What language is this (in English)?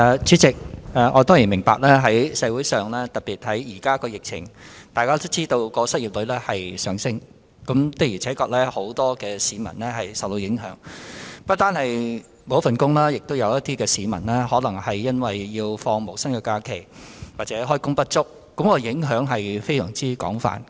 Cantonese